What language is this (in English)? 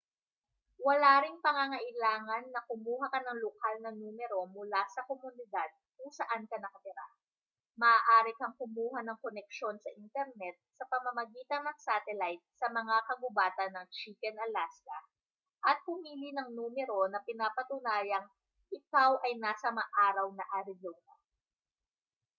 Filipino